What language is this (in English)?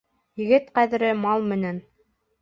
Bashkir